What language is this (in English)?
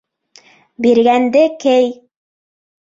Bashkir